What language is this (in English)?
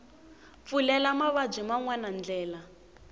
Tsonga